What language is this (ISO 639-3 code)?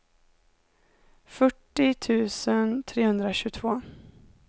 swe